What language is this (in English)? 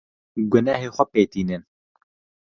Kurdish